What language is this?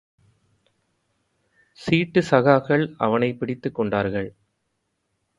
Tamil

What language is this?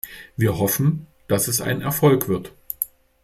German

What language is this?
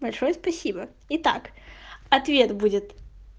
Russian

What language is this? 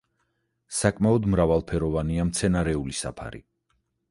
Georgian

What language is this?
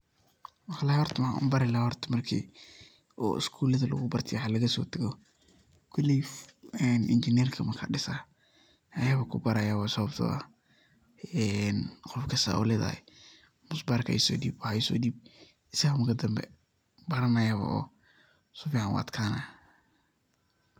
Somali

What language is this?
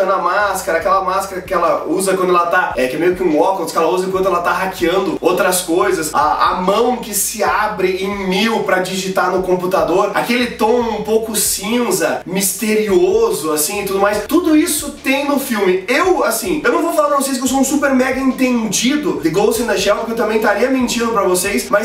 Portuguese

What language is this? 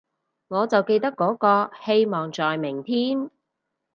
Cantonese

